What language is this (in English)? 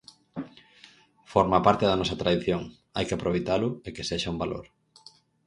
Galician